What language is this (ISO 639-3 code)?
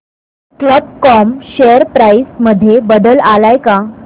mar